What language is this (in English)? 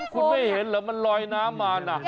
Thai